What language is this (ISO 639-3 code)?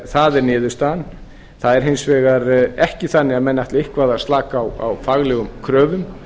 isl